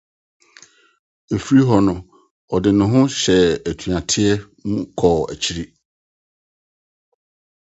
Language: Akan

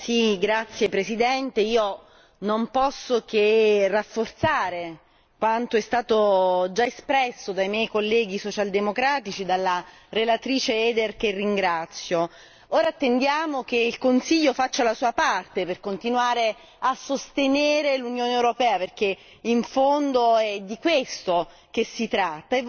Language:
Italian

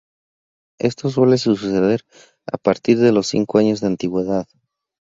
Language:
Spanish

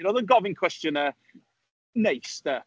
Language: Welsh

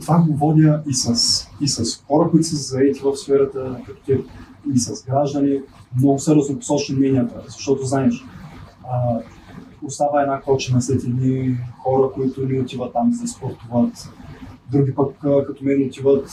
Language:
Bulgarian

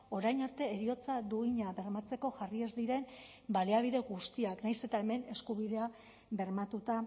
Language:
Basque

